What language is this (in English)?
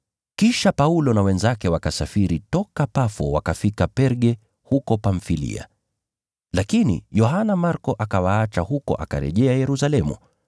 Swahili